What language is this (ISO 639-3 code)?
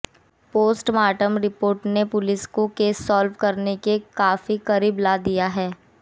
hin